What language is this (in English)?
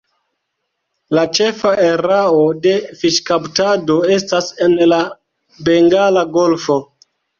Esperanto